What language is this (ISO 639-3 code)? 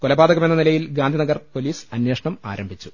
mal